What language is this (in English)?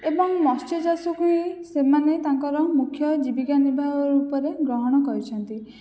Odia